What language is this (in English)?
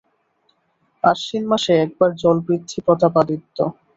Bangla